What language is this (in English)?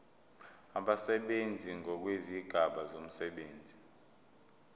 Zulu